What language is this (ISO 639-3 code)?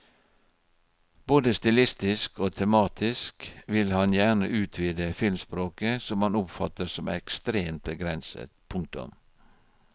nor